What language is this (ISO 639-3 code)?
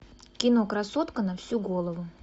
rus